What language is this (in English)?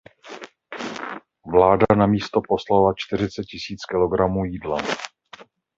Czech